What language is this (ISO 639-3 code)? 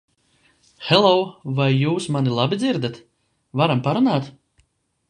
lav